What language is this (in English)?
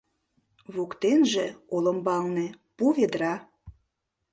Mari